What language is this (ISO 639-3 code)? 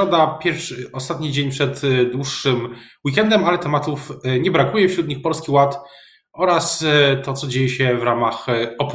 pol